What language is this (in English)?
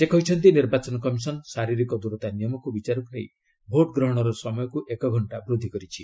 Odia